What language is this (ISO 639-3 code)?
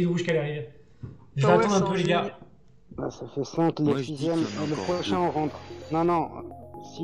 fra